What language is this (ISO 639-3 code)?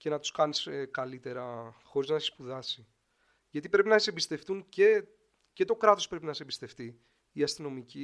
ell